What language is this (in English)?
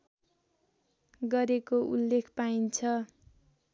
Nepali